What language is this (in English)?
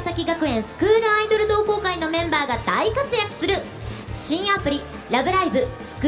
Japanese